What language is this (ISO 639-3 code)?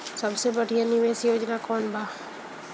bho